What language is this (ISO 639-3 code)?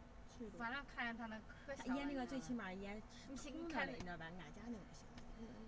zho